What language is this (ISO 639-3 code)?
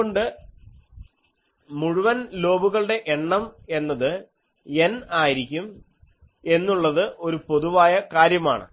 mal